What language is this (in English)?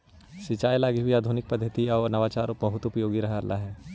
Magahi